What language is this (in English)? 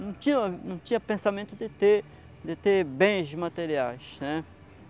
Portuguese